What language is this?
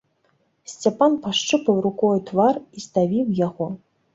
Belarusian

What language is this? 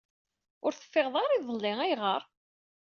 Kabyle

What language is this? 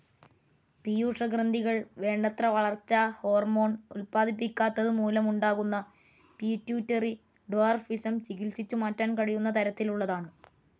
Malayalam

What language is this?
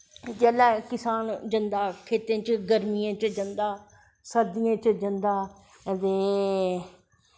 Dogri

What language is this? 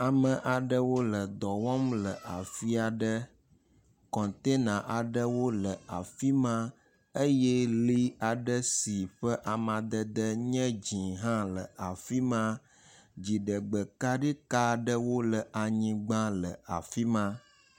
Ewe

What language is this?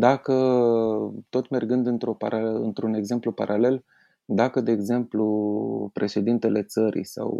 Romanian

